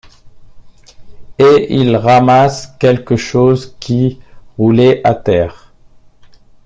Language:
French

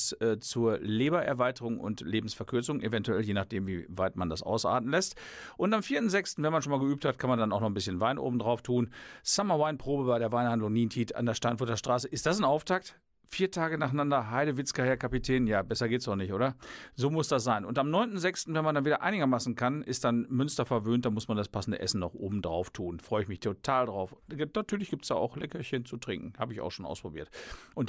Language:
German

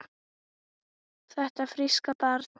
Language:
Icelandic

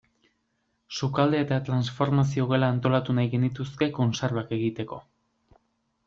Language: Basque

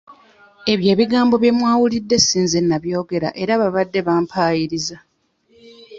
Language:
Ganda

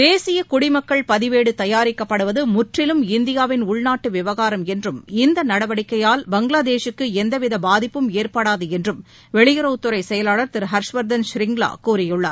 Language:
Tamil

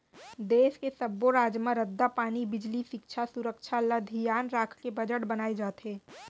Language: Chhattisgarhi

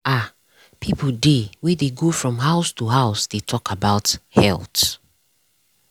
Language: Nigerian Pidgin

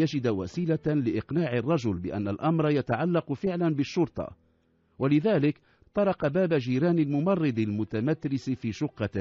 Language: Arabic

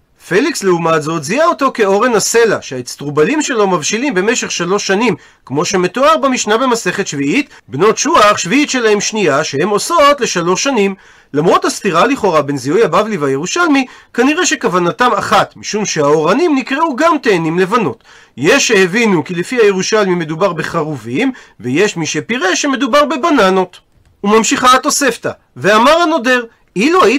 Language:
Hebrew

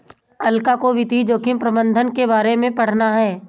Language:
Hindi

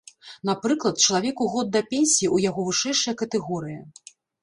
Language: Belarusian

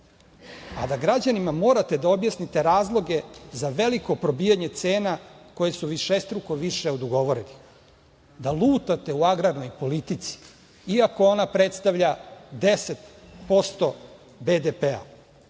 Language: Serbian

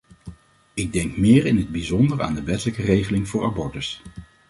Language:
Dutch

